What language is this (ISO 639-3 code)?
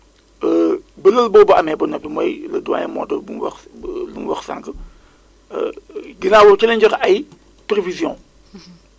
wol